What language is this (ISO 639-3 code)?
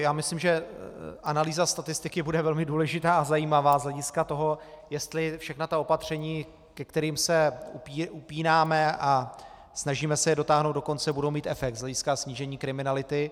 ces